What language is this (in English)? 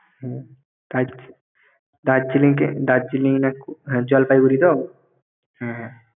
Bangla